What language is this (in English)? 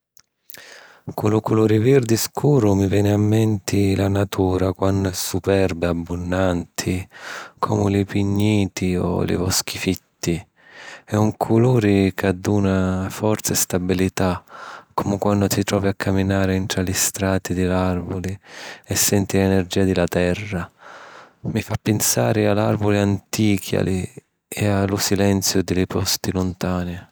Sicilian